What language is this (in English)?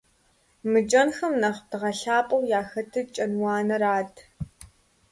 Kabardian